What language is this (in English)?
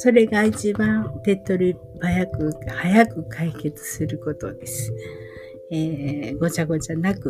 Japanese